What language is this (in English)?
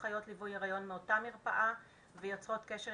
Hebrew